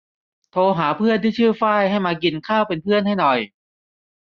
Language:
Thai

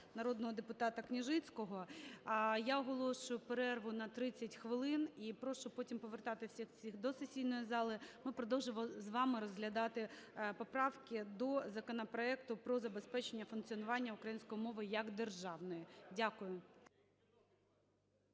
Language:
Ukrainian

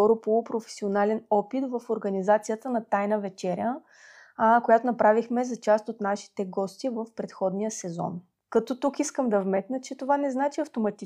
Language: Bulgarian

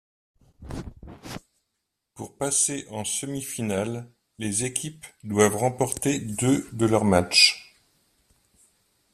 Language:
French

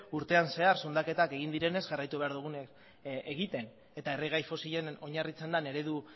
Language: Basque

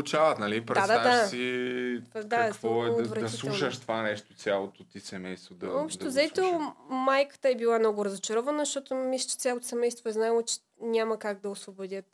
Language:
Bulgarian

